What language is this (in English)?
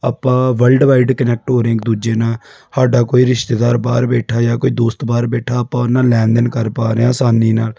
Punjabi